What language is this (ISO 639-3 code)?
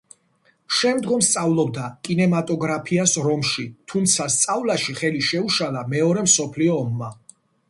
kat